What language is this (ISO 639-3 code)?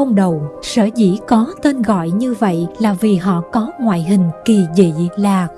vie